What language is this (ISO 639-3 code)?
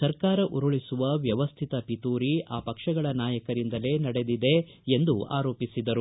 kan